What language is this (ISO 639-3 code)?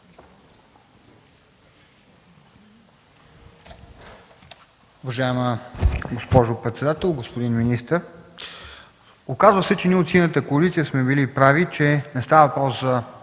bul